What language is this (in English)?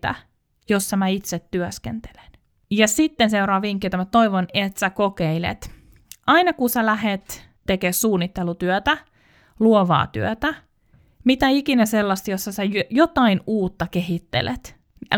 Finnish